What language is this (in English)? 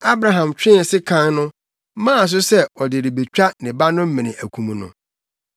Akan